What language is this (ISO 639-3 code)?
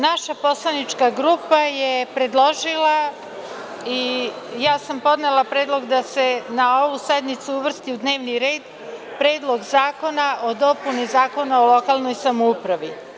srp